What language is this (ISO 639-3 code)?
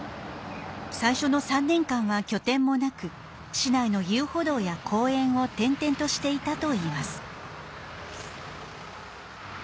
jpn